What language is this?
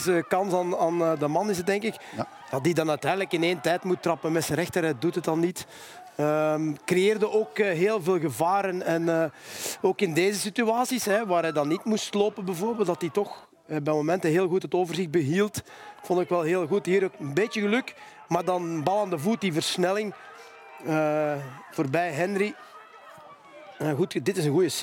Dutch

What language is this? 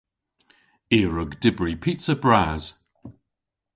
Cornish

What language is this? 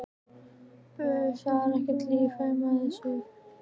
Icelandic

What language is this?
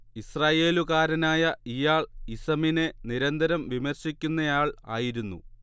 Malayalam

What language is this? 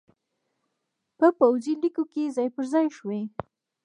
Pashto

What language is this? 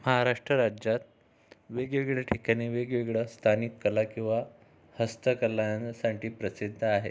Marathi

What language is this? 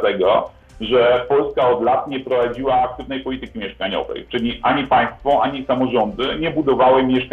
Polish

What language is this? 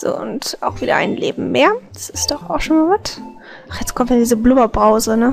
German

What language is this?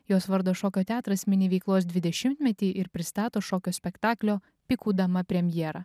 Lithuanian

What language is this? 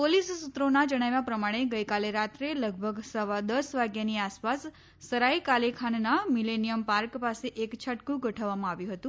Gujarati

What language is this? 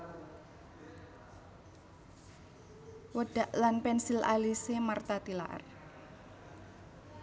Javanese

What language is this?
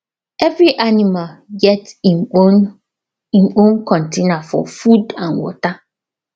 Nigerian Pidgin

